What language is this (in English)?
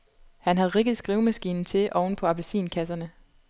Danish